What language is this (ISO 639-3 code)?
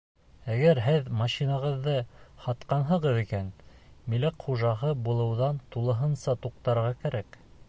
bak